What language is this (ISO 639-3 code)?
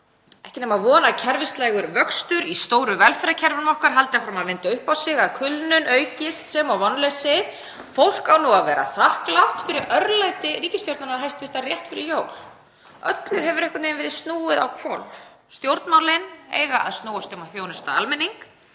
isl